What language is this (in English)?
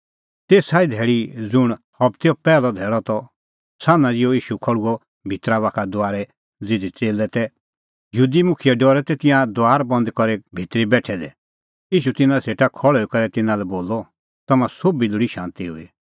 Kullu Pahari